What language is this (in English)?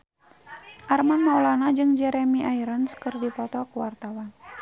Sundanese